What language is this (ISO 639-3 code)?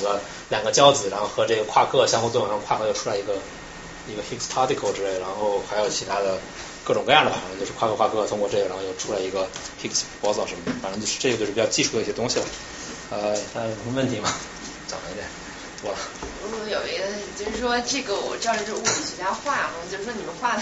zho